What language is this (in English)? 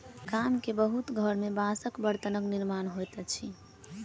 Maithili